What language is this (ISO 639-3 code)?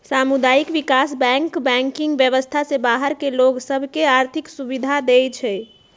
mag